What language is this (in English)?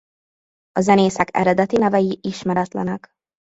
Hungarian